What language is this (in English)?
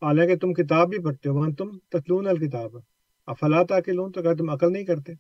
Urdu